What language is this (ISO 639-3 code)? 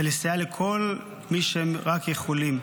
heb